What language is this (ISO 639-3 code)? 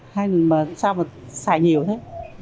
vie